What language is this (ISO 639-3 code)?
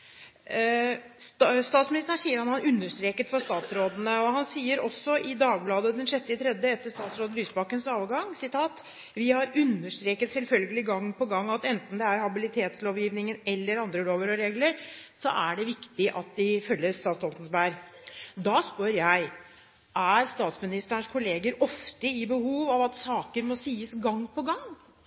nob